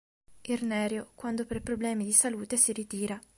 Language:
Italian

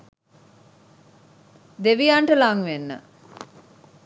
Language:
Sinhala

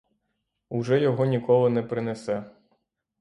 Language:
Ukrainian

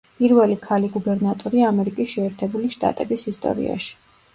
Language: Georgian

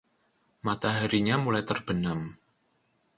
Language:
Indonesian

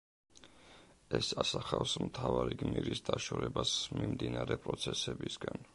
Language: Georgian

